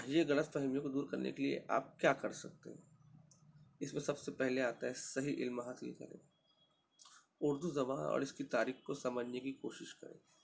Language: Urdu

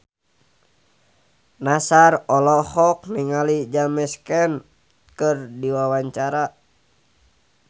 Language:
Sundanese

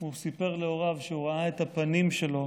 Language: Hebrew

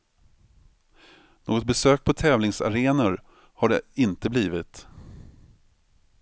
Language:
Swedish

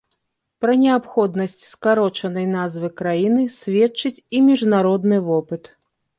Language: Belarusian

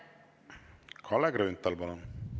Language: Estonian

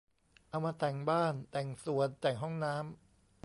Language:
Thai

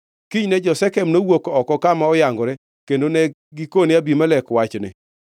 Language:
Luo (Kenya and Tanzania)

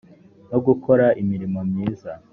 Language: Kinyarwanda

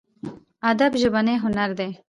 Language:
Pashto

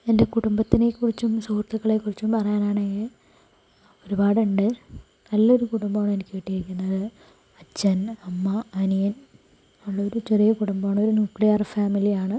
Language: Malayalam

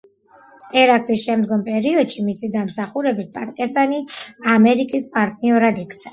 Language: Georgian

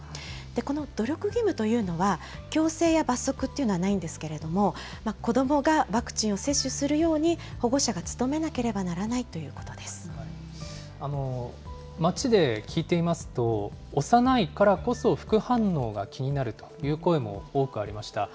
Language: Japanese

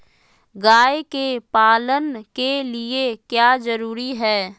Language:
Magahi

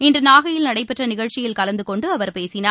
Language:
Tamil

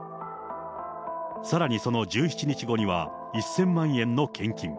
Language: Japanese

